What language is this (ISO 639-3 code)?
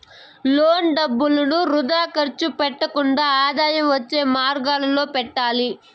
tel